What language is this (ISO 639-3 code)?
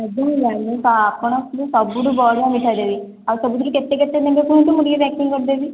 ori